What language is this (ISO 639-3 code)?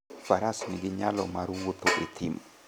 luo